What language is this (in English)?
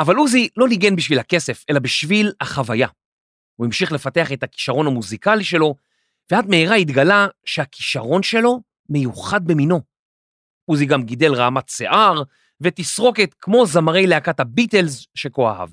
Hebrew